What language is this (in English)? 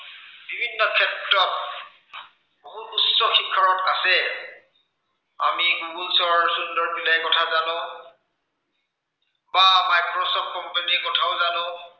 Assamese